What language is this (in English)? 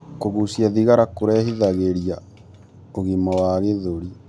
Kikuyu